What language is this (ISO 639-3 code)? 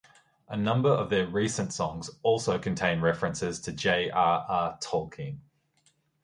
eng